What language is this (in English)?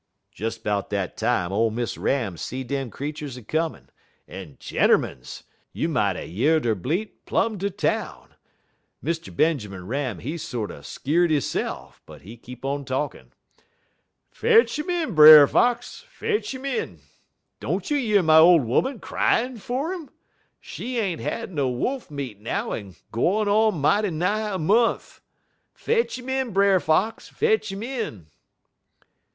English